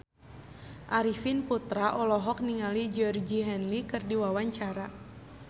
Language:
Sundanese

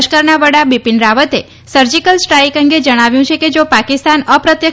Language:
Gujarati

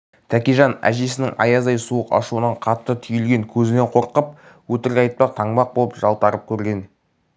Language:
Kazakh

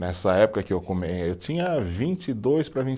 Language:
Portuguese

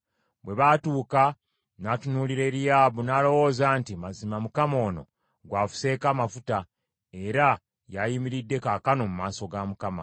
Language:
Ganda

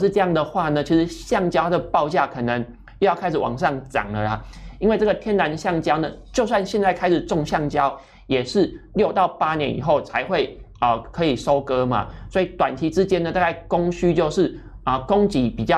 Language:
Chinese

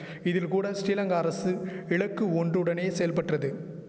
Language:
Tamil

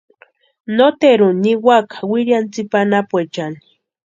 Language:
Western Highland Purepecha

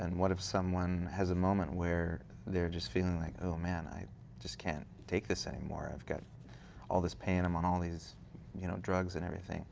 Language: English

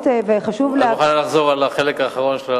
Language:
Hebrew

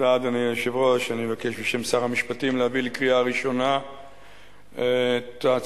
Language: Hebrew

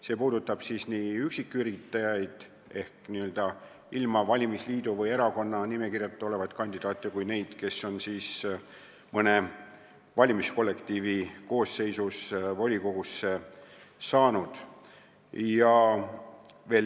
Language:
Estonian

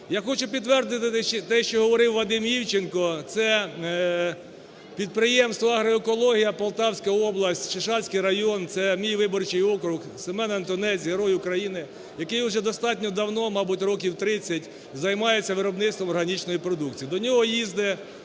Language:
Ukrainian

